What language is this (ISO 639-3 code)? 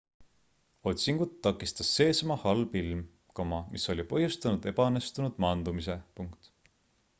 est